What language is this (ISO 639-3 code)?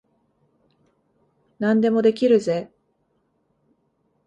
jpn